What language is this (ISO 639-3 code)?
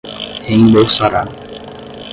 por